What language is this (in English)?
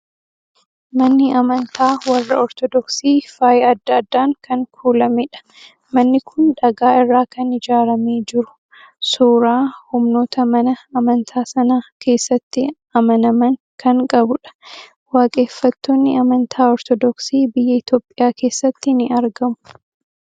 Oromo